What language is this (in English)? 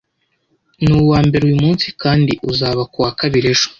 Kinyarwanda